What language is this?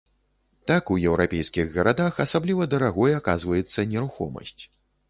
Belarusian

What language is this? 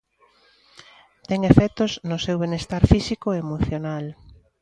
Galician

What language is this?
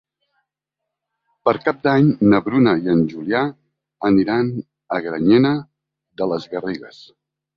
Catalan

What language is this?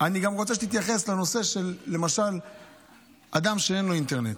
Hebrew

